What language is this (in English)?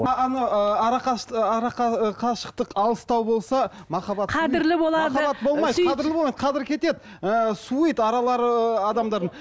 Kazakh